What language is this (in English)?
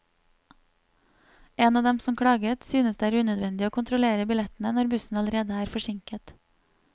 Norwegian